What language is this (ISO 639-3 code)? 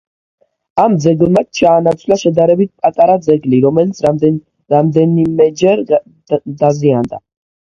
kat